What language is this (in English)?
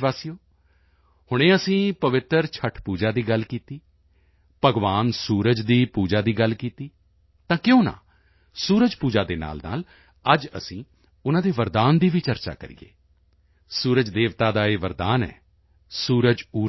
Punjabi